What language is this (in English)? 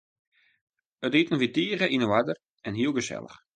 Western Frisian